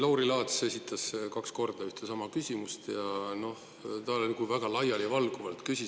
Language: Estonian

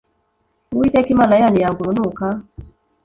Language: Kinyarwanda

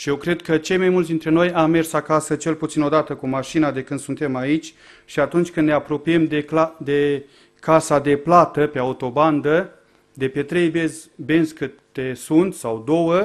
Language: Romanian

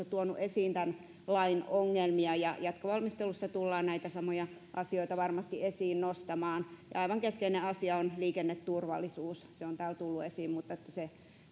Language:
Finnish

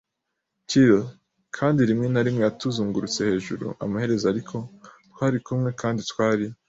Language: Kinyarwanda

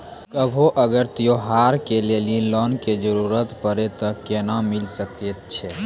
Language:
Maithili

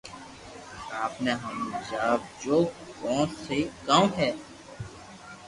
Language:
Loarki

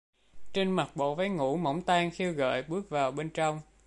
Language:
Vietnamese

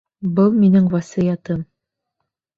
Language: Bashkir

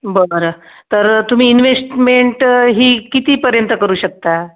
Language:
Marathi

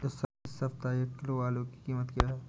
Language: Hindi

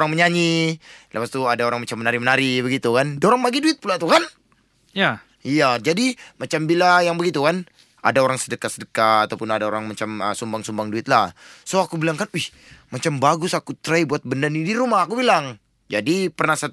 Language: Malay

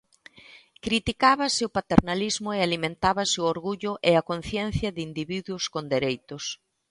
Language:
Galician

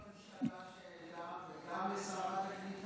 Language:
Hebrew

